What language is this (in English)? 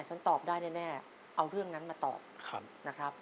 Thai